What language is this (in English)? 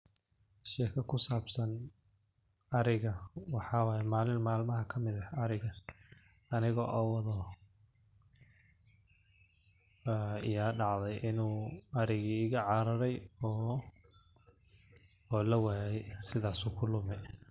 Somali